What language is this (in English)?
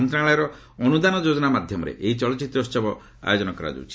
Odia